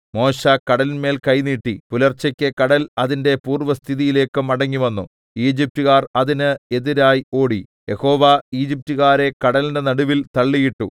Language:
Malayalam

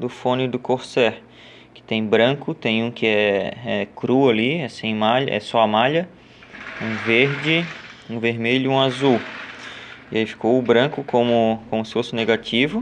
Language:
Portuguese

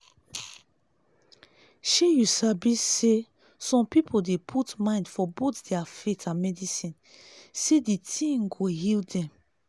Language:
Nigerian Pidgin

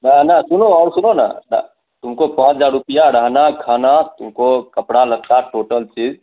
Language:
Hindi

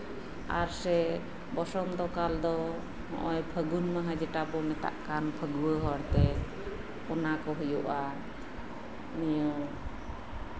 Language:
Santali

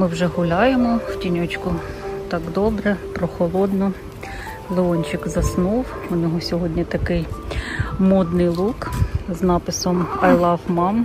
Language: Ukrainian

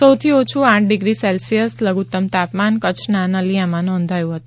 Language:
Gujarati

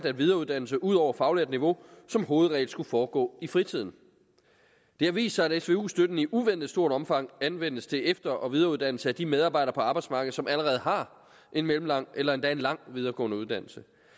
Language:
Danish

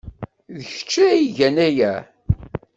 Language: Kabyle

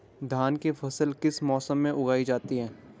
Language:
Hindi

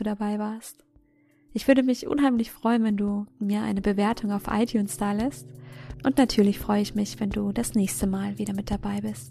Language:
German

